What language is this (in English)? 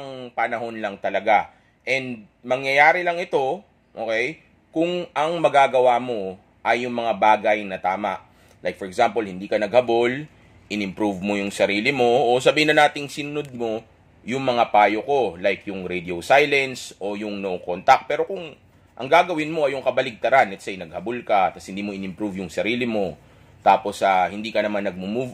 Filipino